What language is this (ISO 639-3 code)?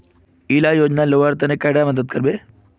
mag